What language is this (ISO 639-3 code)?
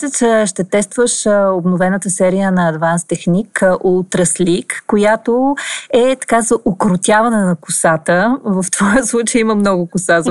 bul